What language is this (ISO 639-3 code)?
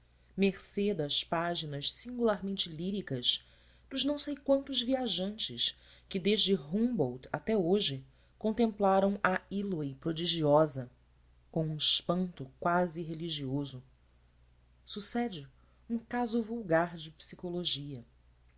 por